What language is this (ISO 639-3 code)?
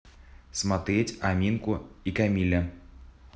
rus